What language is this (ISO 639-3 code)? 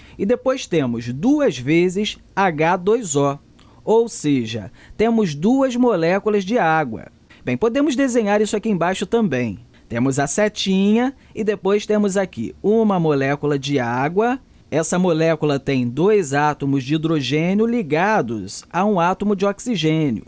por